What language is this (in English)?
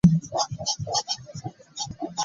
Ganda